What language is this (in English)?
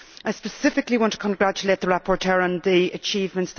English